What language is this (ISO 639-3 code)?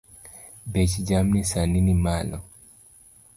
luo